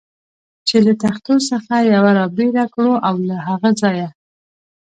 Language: Pashto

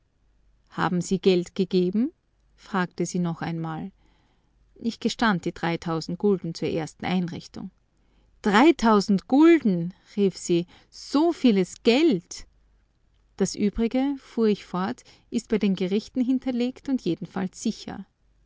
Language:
German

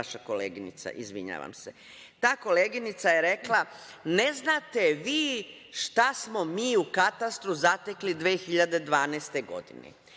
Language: Serbian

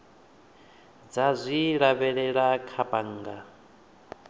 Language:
Venda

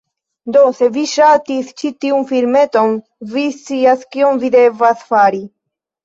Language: Esperanto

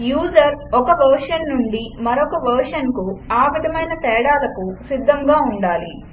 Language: Telugu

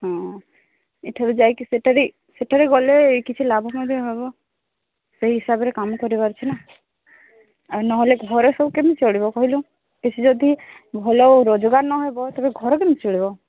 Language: Odia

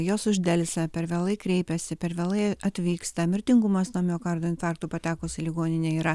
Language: Lithuanian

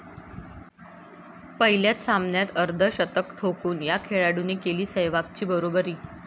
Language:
Marathi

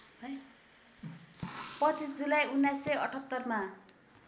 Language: Nepali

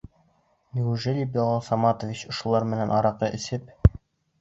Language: Bashkir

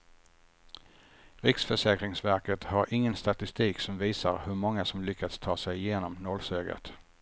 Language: Swedish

